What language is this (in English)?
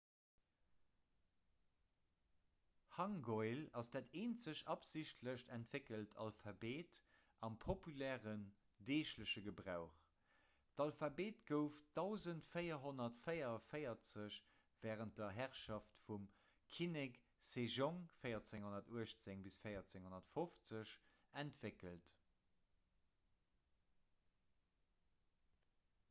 Luxembourgish